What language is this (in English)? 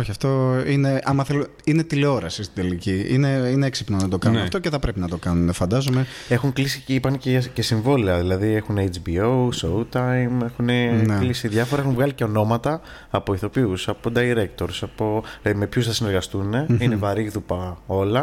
Greek